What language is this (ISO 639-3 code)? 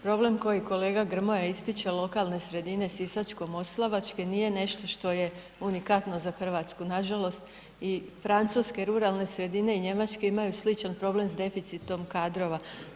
hrv